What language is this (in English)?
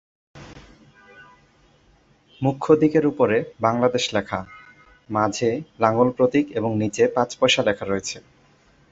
Bangla